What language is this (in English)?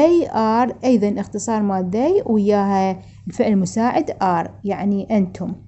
Arabic